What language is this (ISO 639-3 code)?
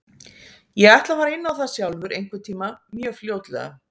isl